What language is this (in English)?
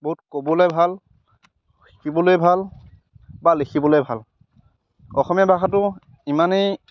Assamese